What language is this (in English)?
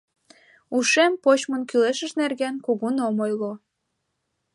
Mari